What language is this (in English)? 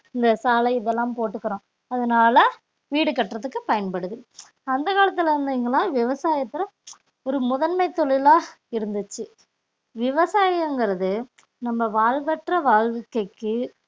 Tamil